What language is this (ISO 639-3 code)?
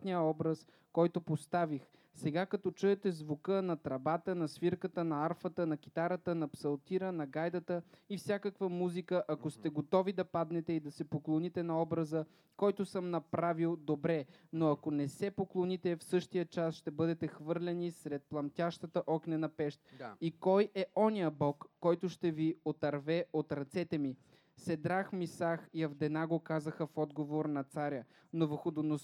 bul